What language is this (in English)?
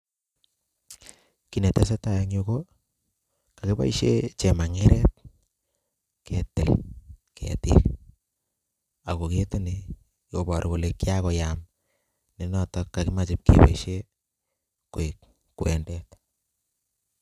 Kalenjin